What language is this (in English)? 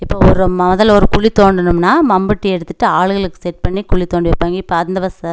Tamil